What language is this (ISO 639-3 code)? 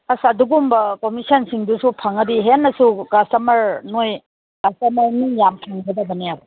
mni